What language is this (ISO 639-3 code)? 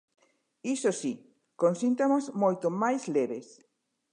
glg